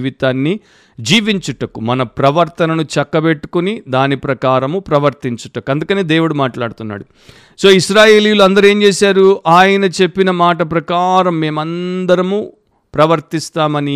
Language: Telugu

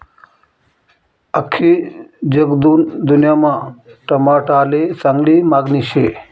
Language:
Marathi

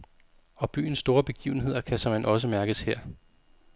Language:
Danish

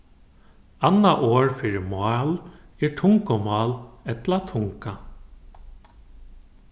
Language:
Faroese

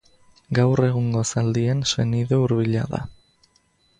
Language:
Basque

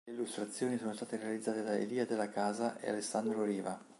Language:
Italian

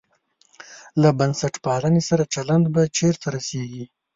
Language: Pashto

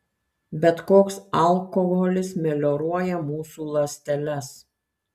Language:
Lithuanian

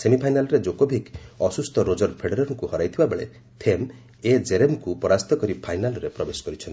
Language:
Odia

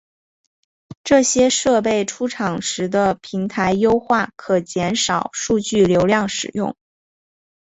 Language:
Chinese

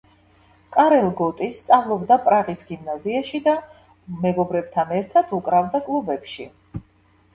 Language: Georgian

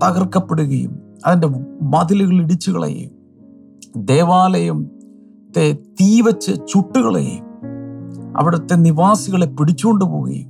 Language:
Malayalam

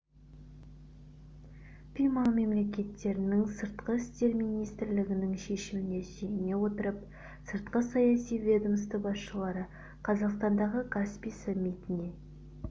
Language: Kazakh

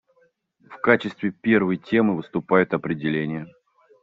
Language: Russian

